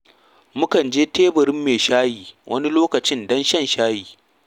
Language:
Hausa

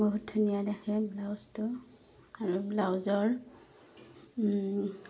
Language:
Assamese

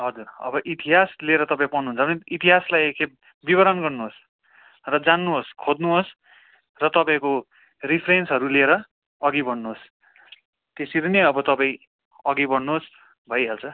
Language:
Nepali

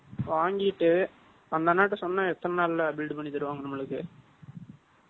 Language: Tamil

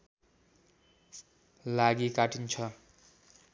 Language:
Nepali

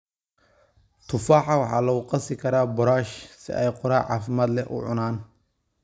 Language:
Somali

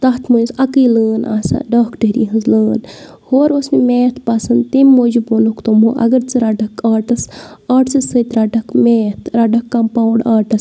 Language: Kashmiri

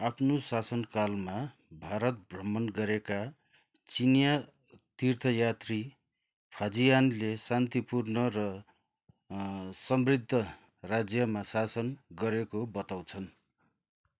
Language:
Nepali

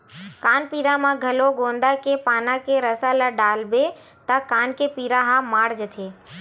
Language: Chhattisgarhi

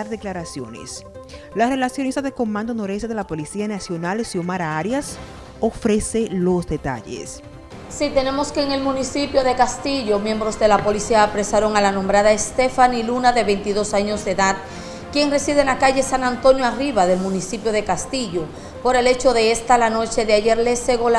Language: Spanish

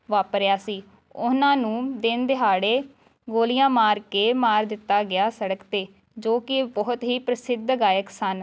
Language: Punjabi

